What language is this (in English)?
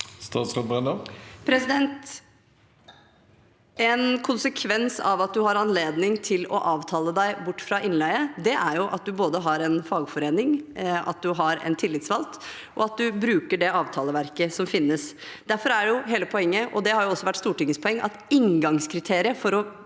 Norwegian